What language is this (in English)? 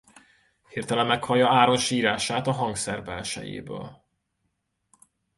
Hungarian